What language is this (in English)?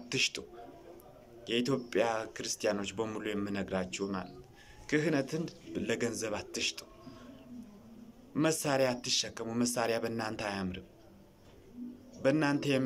Arabic